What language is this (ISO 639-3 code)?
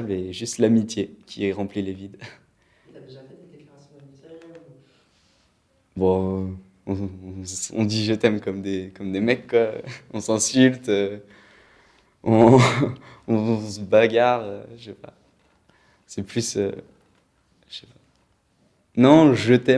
fra